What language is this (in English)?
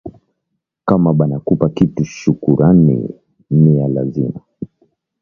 Swahili